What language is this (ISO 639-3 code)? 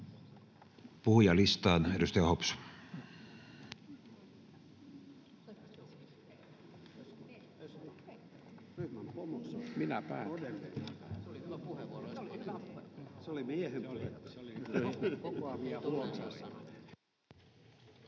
fin